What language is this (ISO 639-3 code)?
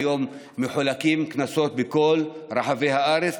heb